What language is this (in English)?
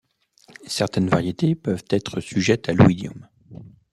French